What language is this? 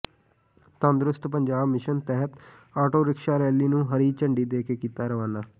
Punjabi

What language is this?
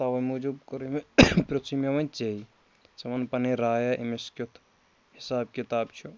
Kashmiri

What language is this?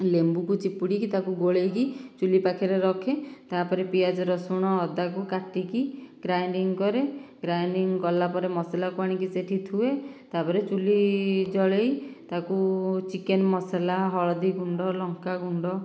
Odia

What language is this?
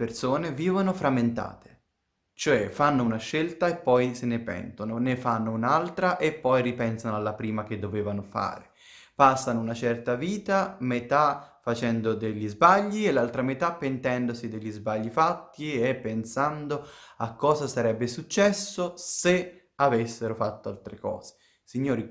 Italian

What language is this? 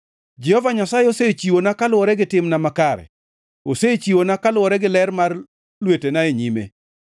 Luo (Kenya and Tanzania)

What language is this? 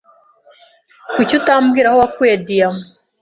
Kinyarwanda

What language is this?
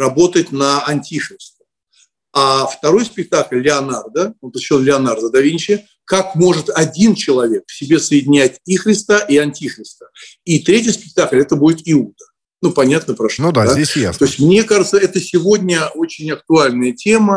Russian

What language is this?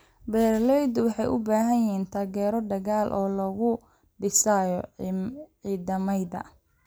Somali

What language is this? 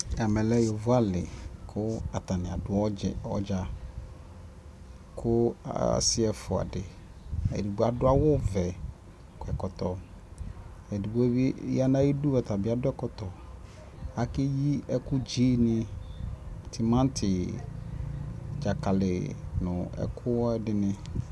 Ikposo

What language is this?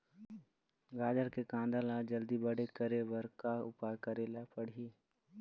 Chhattisgarhi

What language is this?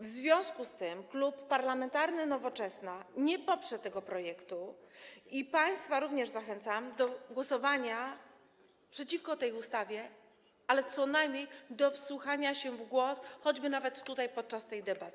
Polish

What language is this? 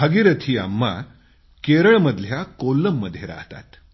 Marathi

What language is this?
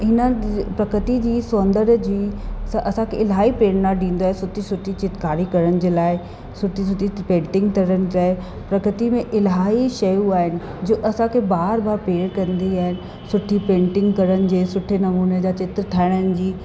Sindhi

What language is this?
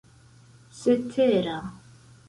Esperanto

